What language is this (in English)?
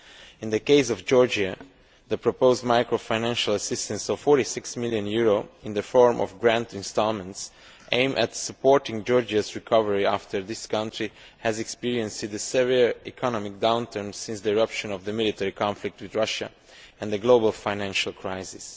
English